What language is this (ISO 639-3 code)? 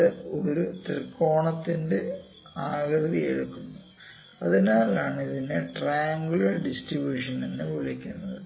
mal